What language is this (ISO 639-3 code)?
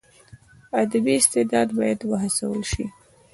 pus